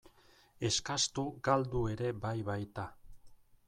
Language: Basque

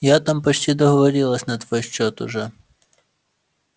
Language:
Russian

